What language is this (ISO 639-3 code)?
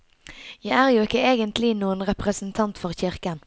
nor